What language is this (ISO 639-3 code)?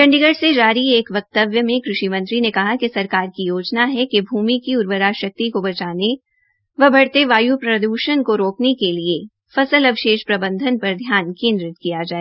hin